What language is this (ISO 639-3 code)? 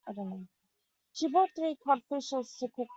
eng